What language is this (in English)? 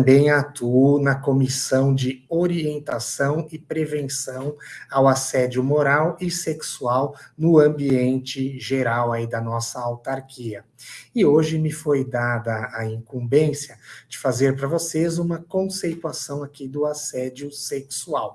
Portuguese